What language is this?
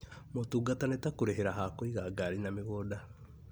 Kikuyu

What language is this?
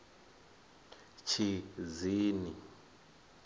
Venda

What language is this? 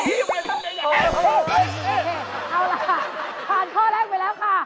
Thai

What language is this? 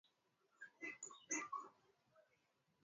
Swahili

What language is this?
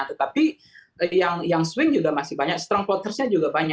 Indonesian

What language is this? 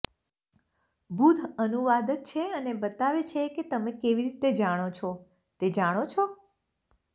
Gujarati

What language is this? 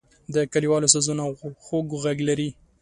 Pashto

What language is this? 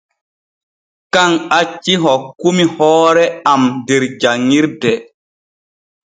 Borgu Fulfulde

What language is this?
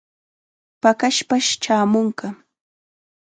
Chiquián Ancash Quechua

